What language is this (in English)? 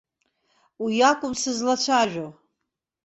Abkhazian